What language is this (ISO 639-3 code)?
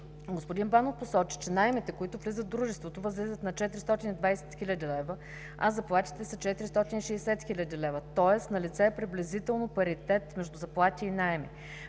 bul